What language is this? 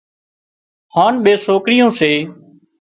Wadiyara Koli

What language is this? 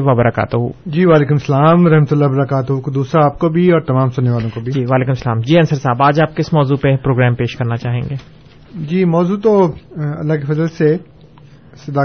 Urdu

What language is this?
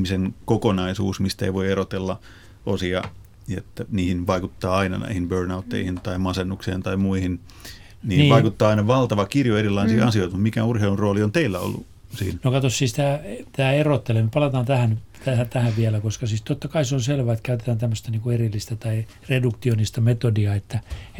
Finnish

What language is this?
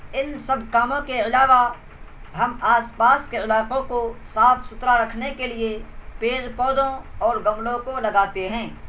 Urdu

